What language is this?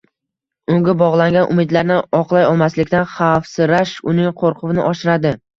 Uzbek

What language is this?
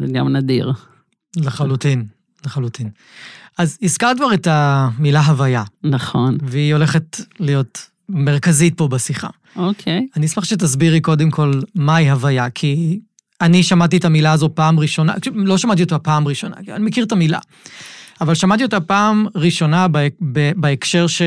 Hebrew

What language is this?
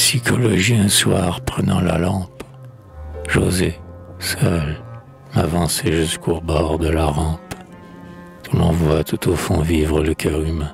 French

